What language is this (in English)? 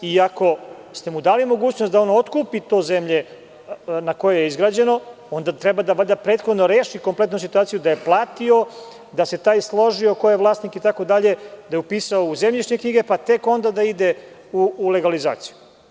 Serbian